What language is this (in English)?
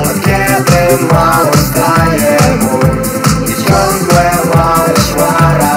Ukrainian